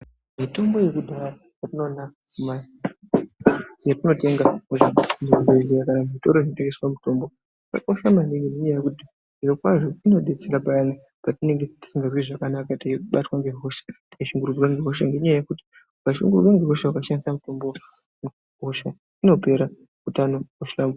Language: Ndau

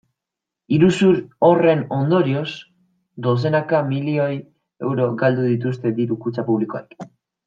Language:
Basque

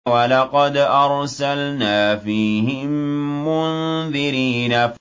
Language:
Arabic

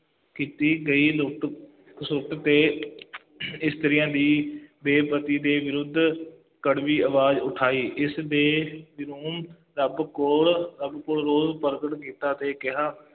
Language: Punjabi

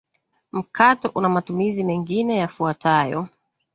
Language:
Swahili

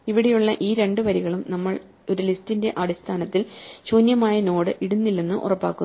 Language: Malayalam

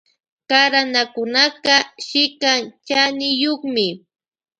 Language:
Loja Highland Quichua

